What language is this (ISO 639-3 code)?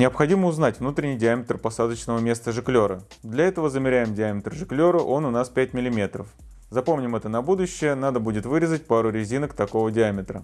rus